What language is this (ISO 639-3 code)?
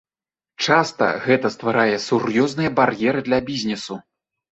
bel